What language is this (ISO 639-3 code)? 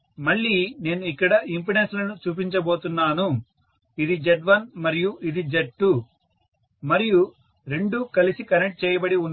tel